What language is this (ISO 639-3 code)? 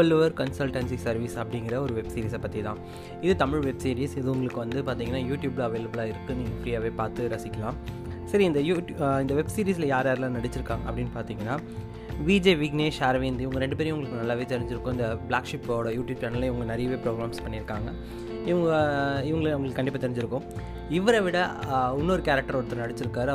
tam